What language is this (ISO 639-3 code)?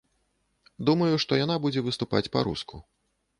bel